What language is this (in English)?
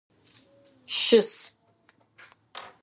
Adyghe